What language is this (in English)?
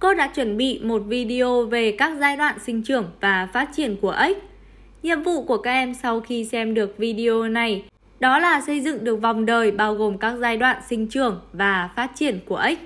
Vietnamese